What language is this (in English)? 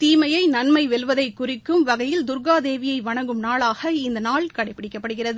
Tamil